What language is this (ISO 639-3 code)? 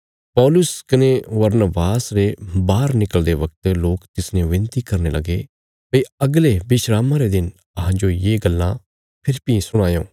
kfs